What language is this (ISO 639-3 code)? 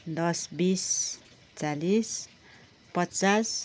nep